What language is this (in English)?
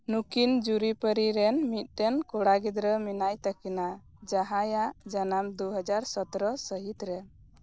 Santali